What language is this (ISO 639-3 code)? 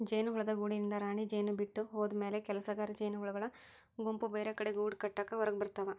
kan